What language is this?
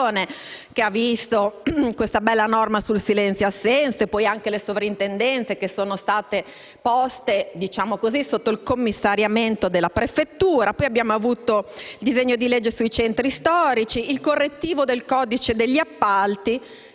Italian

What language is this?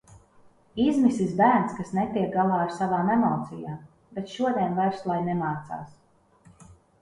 Latvian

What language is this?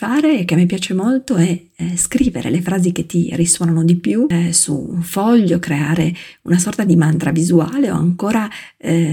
Italian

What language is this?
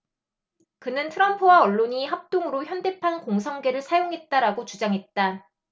Korean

